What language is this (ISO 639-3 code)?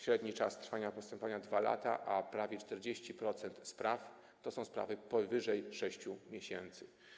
pol